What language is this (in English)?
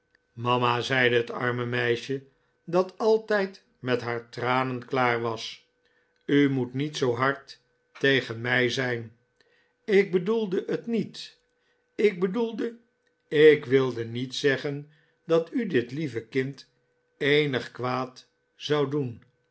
Dutch